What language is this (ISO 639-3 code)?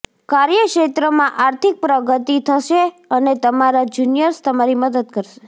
guj